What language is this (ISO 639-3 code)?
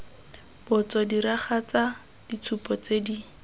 tsn